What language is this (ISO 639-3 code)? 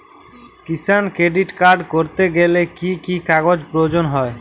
ben